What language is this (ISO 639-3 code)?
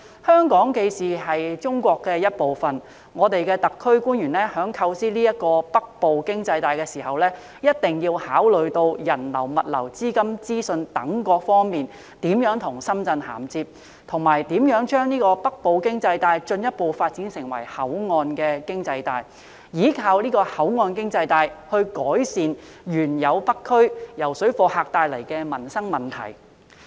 yue